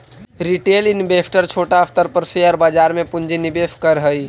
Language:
Magahi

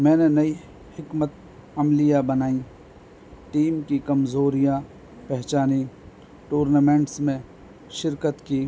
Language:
Urdu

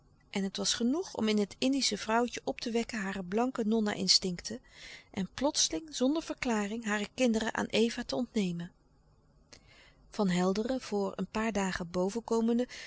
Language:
Dutch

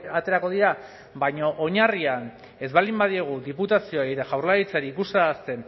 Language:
Basque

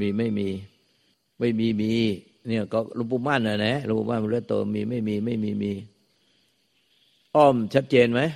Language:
Thai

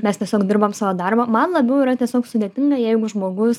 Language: Lithuanian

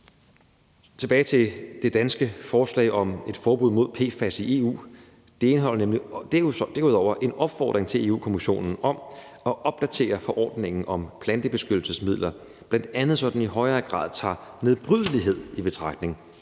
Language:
Danish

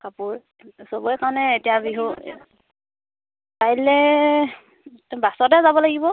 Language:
Assamese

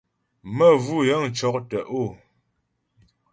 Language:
Ghomala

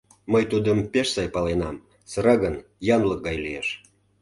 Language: Mari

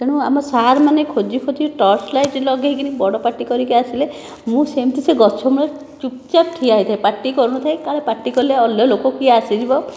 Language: Odia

